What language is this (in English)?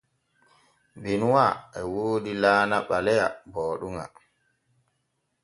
Borgu Fulfulde